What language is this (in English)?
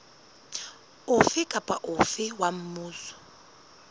Southern Sotho